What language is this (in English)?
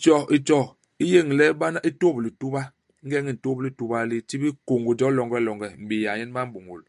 Basaa